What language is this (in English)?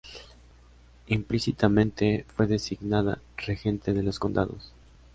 Spanish